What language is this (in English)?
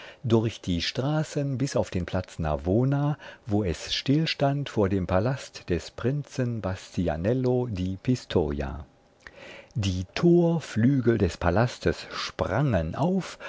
German